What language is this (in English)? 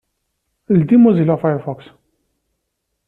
Kabyle